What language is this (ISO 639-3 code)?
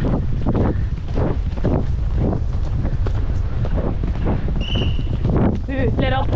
nld